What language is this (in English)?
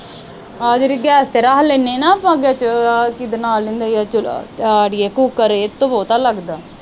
Punjabi